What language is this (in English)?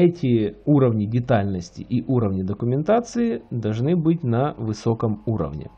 Russian